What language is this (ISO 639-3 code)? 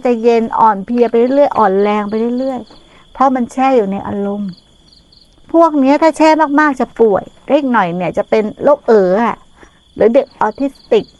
tha